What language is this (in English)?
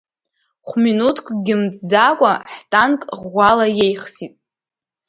Abkhazian